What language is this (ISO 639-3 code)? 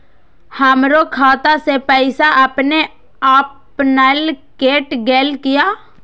mai